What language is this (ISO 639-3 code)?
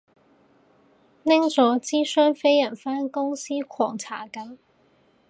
yue